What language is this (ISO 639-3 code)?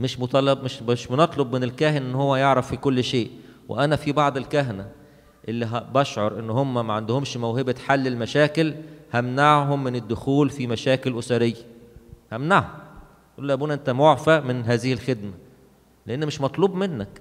ara